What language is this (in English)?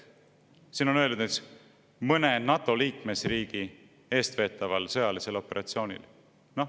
Estonian